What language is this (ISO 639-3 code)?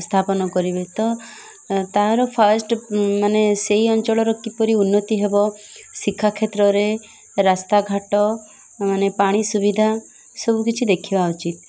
ori